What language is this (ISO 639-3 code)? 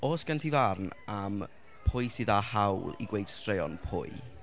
cym